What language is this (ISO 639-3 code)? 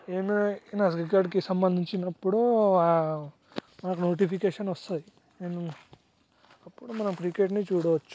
tel